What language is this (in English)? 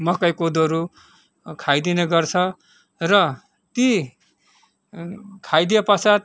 Nepali